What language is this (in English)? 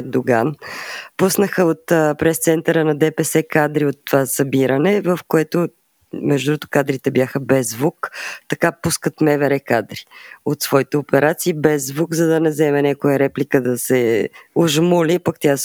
Bulgarian